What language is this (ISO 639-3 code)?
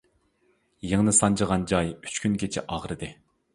uig